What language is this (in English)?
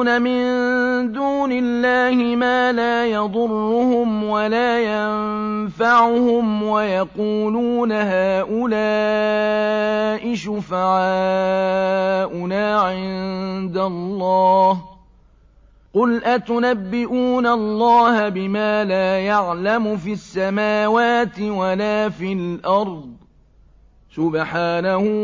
Arabic